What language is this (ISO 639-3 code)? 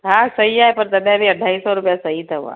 snd